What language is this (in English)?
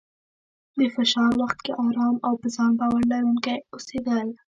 Pashto